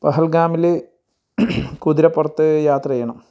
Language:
Malayalam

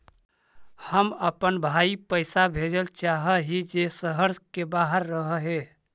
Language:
Magahi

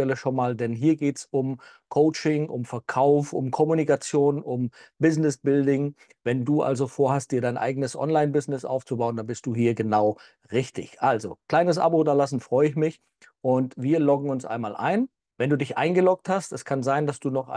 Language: German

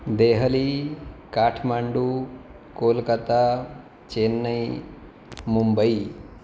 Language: Sanskrit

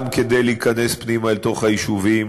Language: Hebrew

